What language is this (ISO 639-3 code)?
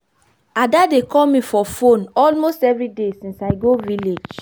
pcm